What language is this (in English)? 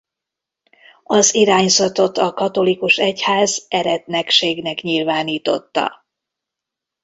Hungarian